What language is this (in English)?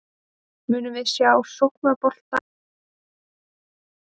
Icelandic